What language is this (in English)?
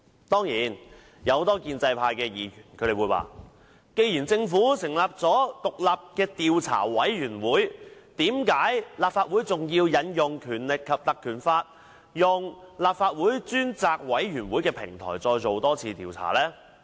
Cantonese